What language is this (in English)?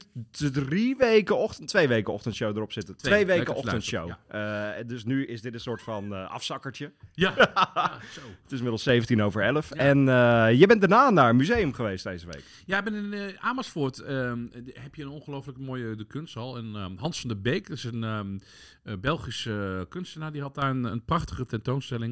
Dutch